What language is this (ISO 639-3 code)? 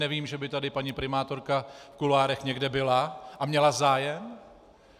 ces